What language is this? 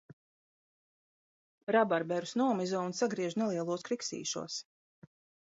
Latvian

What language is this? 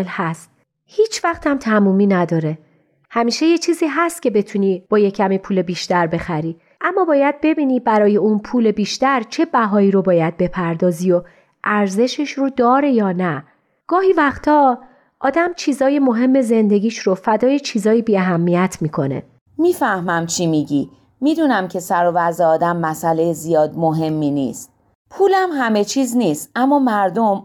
Persian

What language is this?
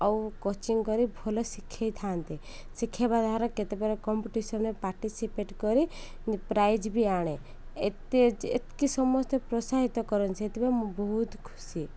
Odia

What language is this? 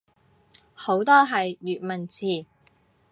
Cantonese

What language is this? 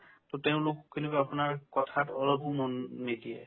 Assamese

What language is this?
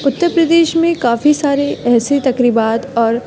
Urdu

